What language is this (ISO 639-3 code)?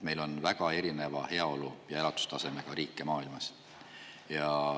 est